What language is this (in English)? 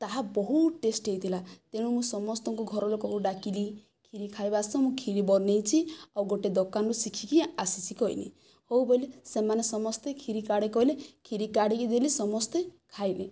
Odia